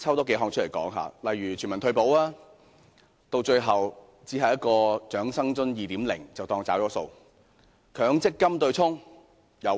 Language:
Cantonese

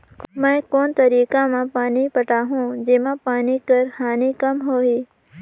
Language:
Chhattisgarhi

